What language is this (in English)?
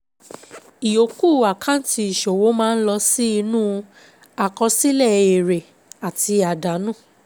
Yoruba